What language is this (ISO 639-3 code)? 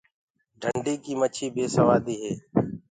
ggg